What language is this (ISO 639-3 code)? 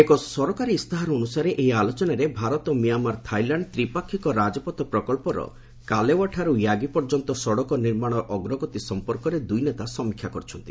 ori